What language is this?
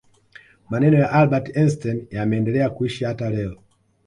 Swahili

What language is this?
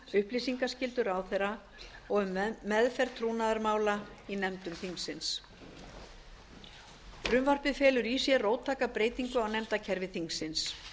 Icelandic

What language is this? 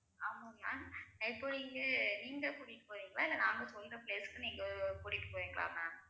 Tamil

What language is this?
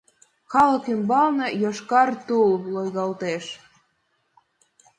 Mari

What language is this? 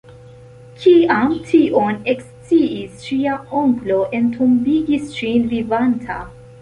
Esperanto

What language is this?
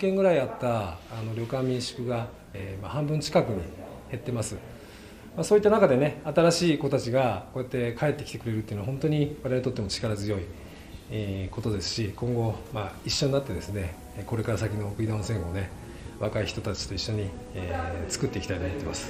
Japanese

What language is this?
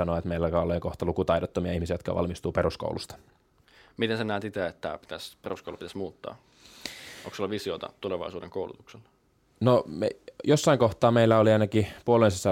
Finnish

